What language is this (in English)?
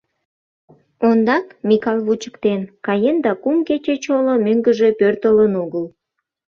Mari